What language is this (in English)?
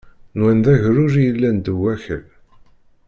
Kabyle